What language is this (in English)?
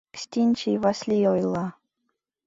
Mari